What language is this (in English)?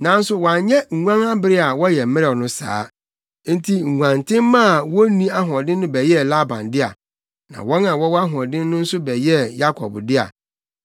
Akan